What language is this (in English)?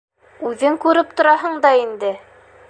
Bashkir